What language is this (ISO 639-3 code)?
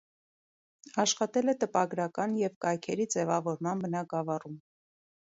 hye